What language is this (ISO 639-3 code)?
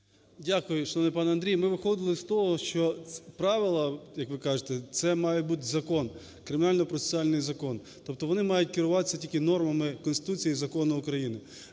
ukr